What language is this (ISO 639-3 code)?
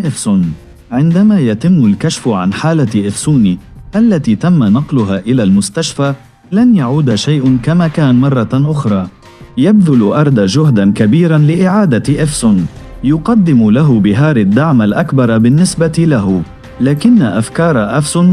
ara